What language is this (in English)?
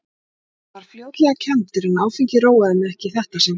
Icelandic